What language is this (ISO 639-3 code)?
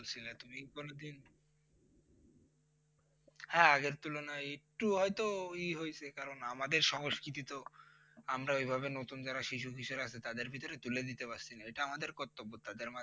ben